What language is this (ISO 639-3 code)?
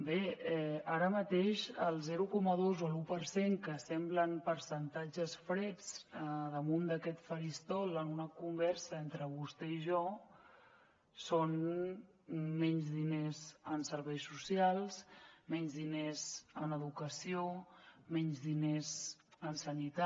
cat